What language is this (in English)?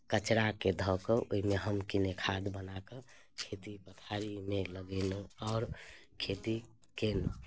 Maithili